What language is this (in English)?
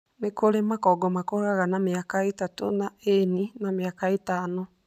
Kikuyu